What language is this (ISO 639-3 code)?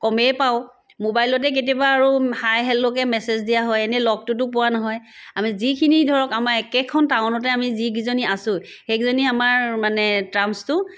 asm